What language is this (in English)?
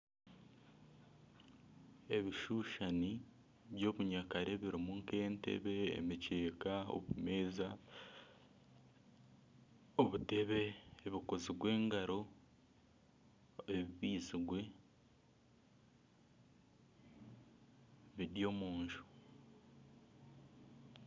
Nyankole